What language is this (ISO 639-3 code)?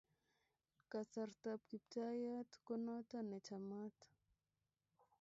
kln